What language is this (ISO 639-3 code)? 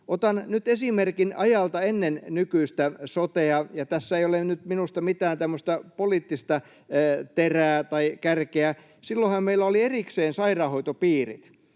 fin